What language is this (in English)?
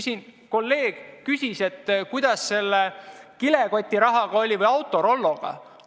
Estonian